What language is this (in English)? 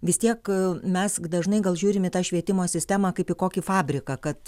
Lithuanian